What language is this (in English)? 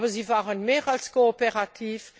German